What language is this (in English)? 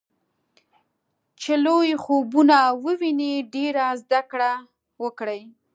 Pashto